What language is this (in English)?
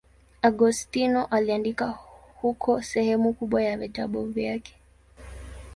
Swahili